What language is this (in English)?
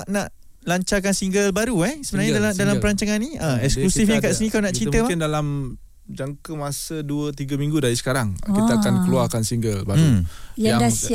Malay